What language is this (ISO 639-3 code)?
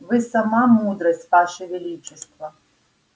rus